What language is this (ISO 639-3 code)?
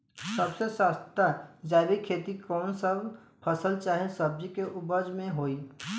bho